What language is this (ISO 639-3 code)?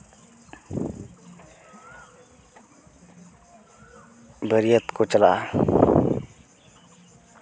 sat